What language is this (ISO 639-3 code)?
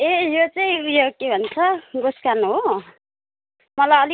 nep